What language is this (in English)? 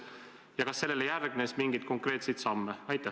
Estonian